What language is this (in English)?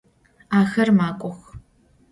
Adyghe